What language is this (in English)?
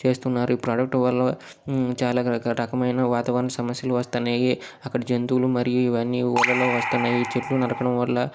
Telugu